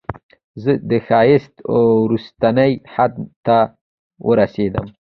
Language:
Pashto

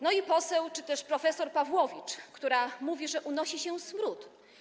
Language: Polish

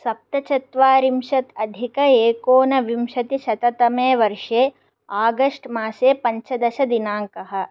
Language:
Sanskrit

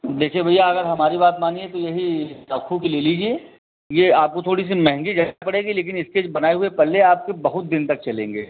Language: Hindi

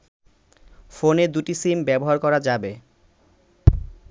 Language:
Bangla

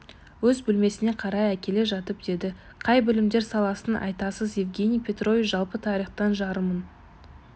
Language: Kazakh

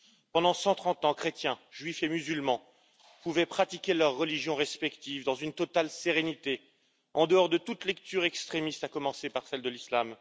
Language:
French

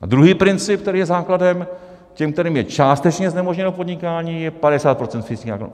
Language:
Czech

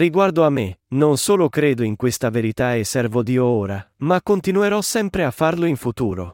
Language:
Italian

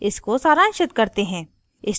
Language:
Hindi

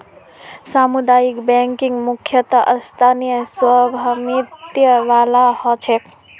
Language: Magahi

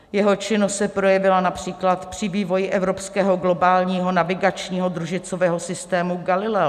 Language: Czech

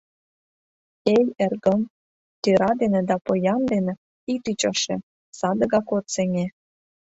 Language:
Mari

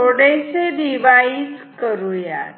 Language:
Marathi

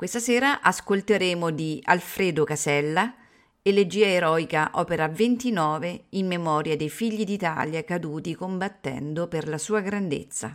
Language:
Italian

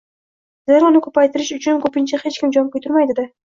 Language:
Uzbek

